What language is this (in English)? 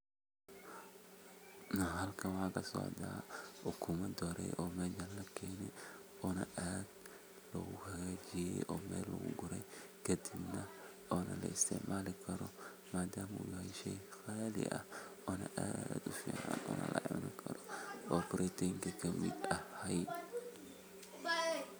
Somali